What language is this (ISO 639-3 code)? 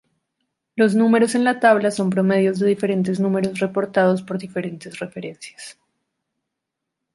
spa